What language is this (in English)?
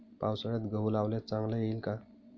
Marathi